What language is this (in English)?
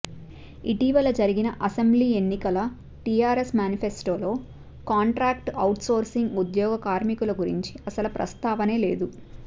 Telugu